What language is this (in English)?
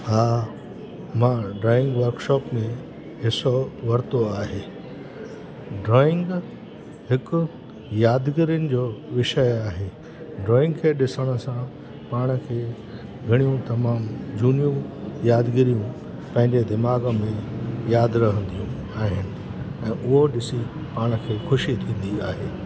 Sindhi